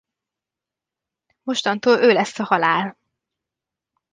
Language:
Hungarian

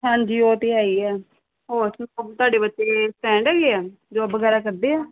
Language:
Punjabi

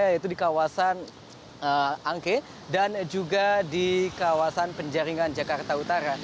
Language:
Indonesian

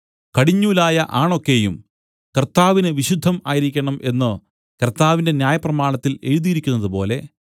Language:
Malayalam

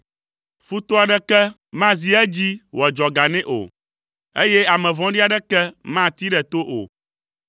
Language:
Ewe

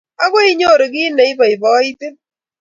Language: Kalenjin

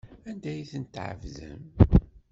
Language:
Kabyle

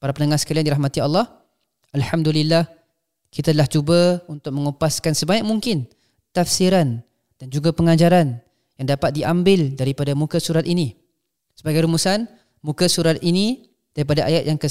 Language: Malay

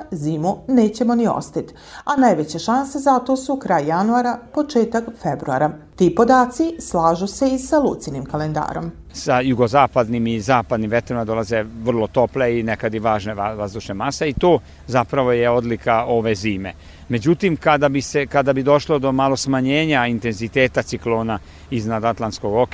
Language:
Croatian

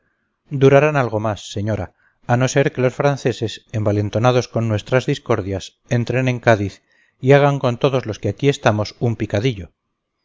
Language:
Spanish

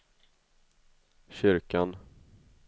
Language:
Swedish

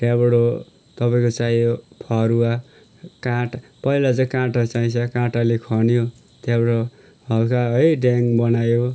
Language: Nepali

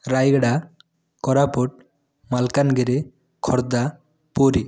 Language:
Odia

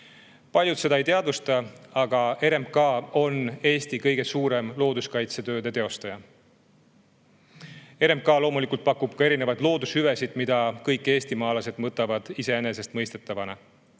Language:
Estonian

